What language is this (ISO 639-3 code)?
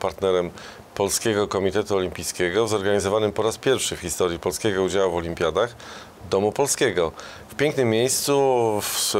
pol